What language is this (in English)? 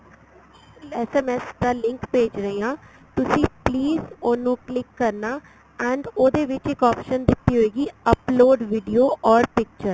Punjabi